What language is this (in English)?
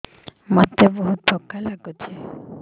Odia